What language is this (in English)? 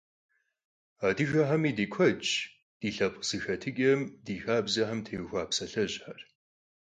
Kabardian